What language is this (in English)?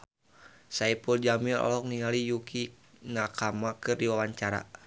Sundanese